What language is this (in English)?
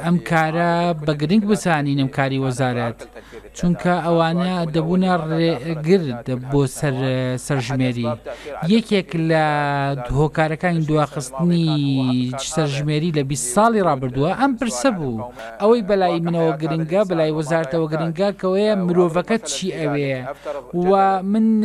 Arabic